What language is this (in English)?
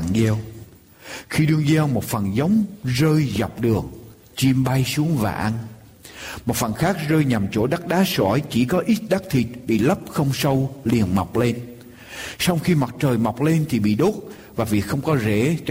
Vietnamese